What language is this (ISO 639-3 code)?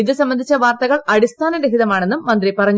mal